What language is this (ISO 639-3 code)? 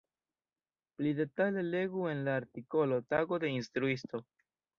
epo